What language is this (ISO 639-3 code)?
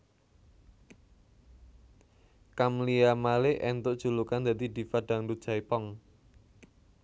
jav